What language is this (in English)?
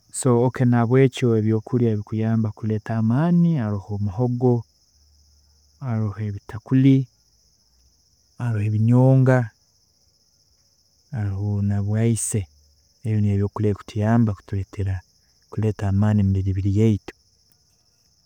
Tooro